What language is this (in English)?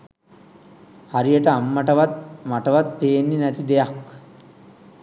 Sinhala